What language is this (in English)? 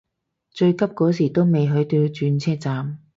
Cantonese